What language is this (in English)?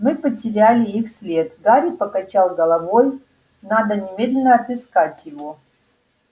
Russian